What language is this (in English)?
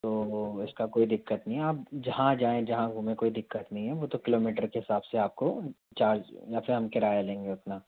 Hindi